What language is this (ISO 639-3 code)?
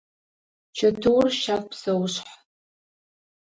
ady